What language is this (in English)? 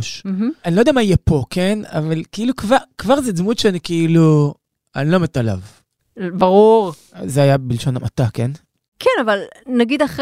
Hebrew